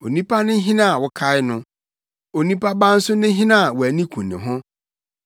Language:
Akan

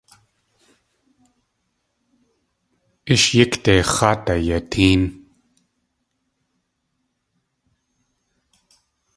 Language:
Tlingit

